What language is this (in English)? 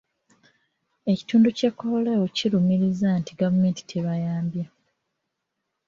Ganda